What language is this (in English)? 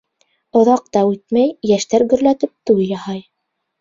Bashkir